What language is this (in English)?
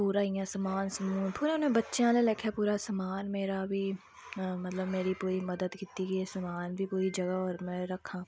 Dogri